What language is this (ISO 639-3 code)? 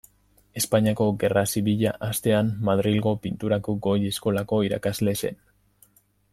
eus